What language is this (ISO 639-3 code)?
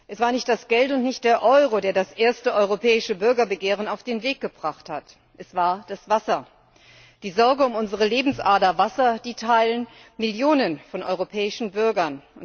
deu